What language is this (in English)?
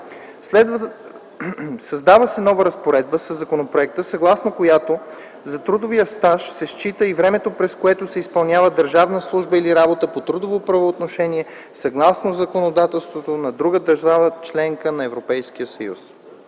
Bulgarian